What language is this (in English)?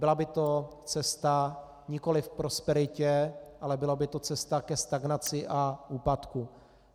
Czech